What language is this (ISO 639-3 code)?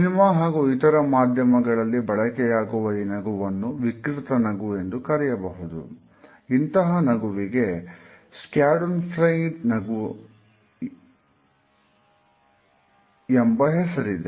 kan